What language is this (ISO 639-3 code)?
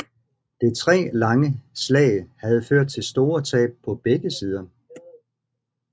dan